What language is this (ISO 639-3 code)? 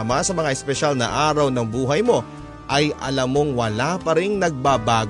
fil